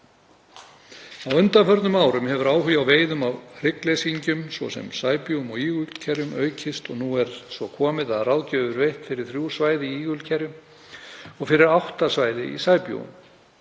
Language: Icelandic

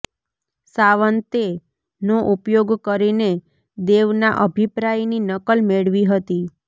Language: Gujarati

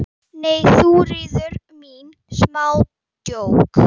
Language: Icelandic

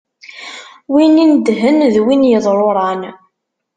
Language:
Kabyle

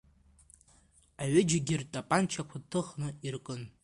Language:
Abkhazian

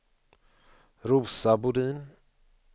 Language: Swedish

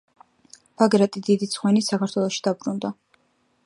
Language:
Georgian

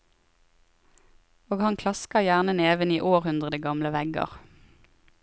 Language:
Norwegian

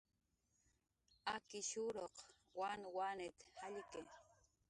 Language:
Jaqaru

